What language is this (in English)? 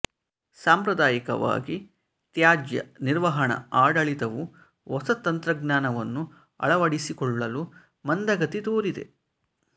Kannada